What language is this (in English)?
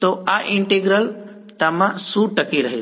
Gujarati